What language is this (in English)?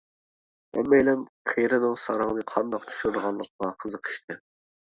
Uyghur